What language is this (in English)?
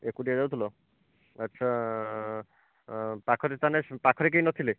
Odia